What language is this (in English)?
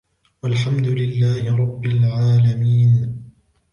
Arabic